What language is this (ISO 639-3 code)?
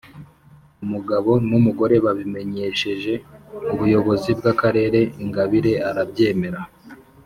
kin